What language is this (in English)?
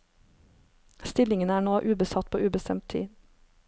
Norwegian